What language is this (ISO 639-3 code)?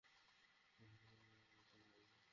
ben